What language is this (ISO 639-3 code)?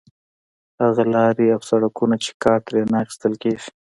pus